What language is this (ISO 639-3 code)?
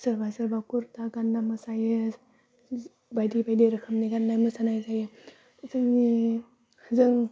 brx